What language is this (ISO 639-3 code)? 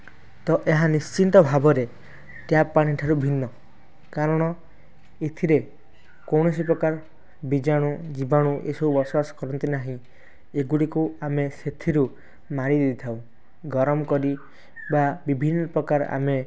ori